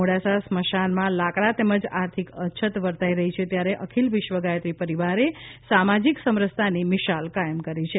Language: Gujarati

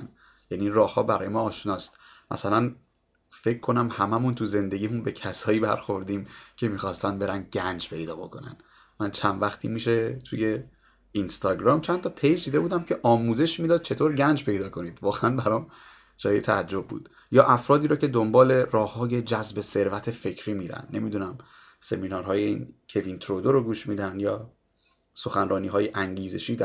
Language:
Persian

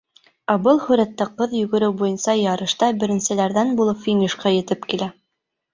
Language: Bashkir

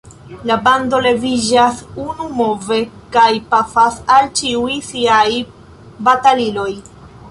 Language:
Esperanto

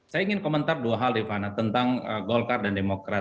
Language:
Indonesian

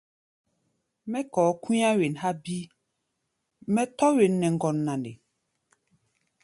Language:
Gbaya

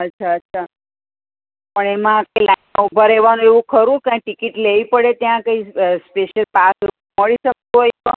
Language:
Gujarati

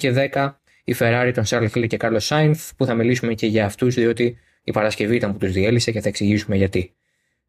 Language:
Greek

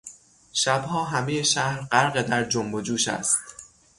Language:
Persian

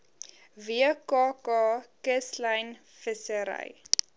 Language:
Afrikaans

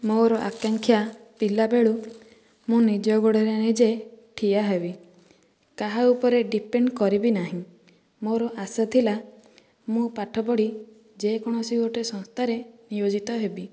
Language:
Odia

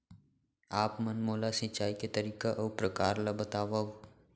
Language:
Chhattisgarhi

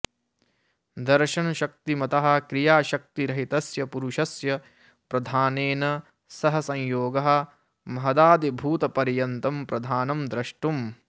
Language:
Sanskrit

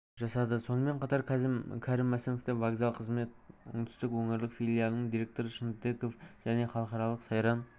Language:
Kazakh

